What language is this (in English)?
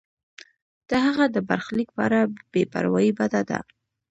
Pashto